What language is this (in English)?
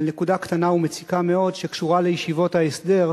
Hebrew